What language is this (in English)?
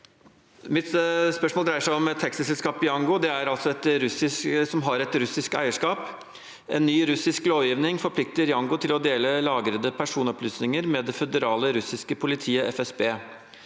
Norwegian